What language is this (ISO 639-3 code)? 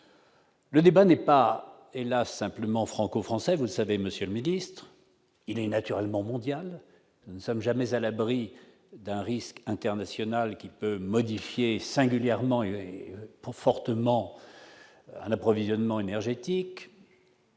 fra